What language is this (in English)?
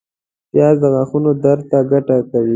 Pashto